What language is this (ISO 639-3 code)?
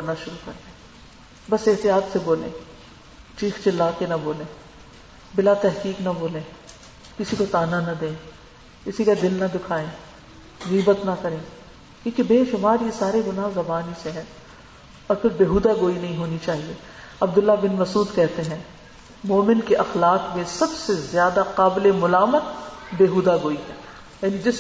urd